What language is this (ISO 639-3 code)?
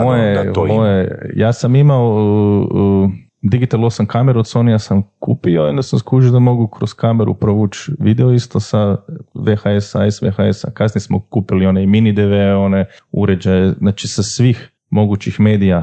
hrv